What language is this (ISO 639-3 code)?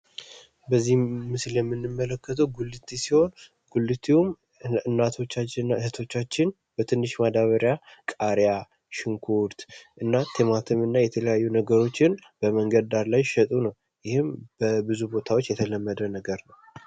amh